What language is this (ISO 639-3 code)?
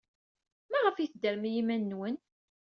kab